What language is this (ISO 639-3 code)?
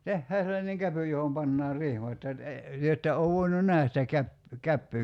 fin